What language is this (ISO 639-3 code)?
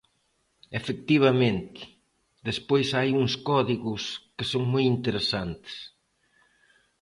glg